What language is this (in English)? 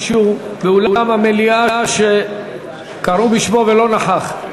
Hebrew